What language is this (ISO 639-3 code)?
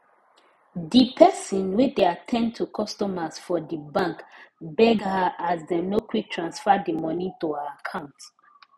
pcm